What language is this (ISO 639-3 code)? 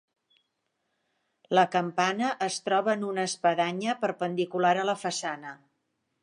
cat